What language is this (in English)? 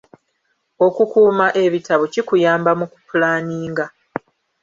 Ganda